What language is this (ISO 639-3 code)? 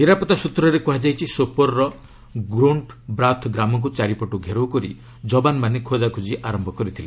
ori